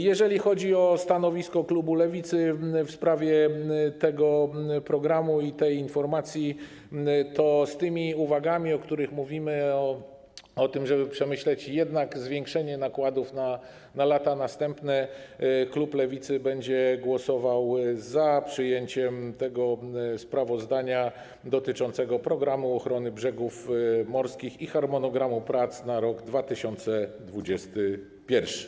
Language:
Polish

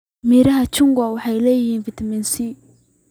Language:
Somali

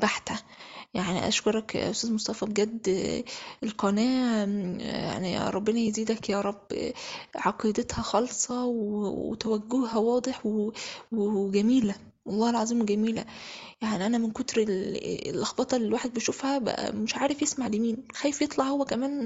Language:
Arabic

